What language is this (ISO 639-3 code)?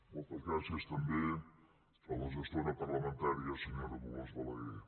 cat